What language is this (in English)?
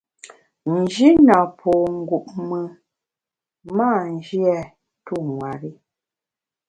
Bamun